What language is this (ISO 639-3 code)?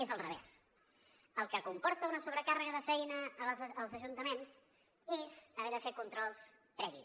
cat